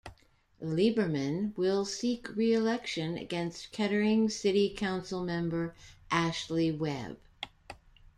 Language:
English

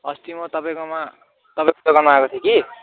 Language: Nepali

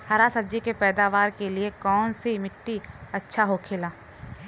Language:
Bhojpuri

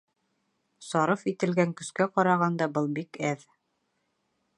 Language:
Bashkir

